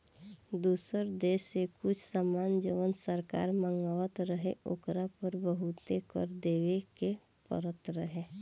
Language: Bhojpuri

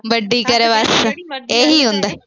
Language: Punjabi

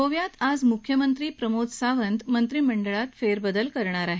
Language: Marathi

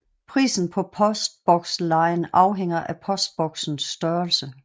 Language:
Danish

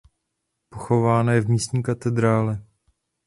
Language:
Czech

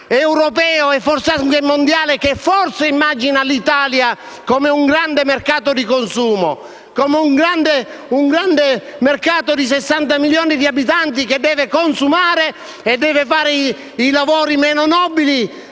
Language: Italian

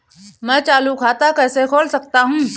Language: Hindi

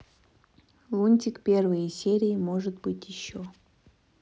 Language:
Russian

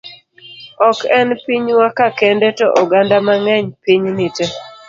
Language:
Luo (Kenya and Tanzania)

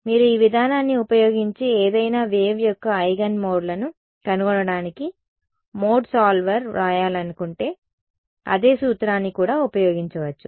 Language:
Telugu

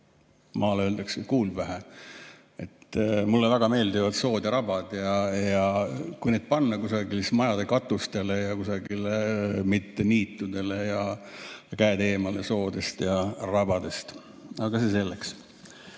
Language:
Estonian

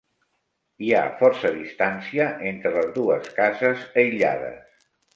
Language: Catalan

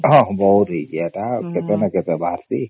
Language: Odia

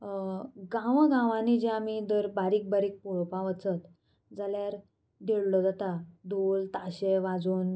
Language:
Konkani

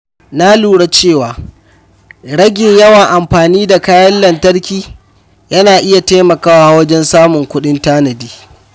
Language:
Hausa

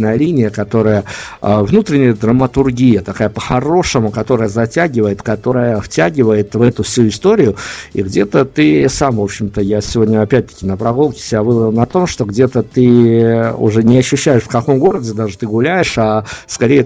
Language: Russian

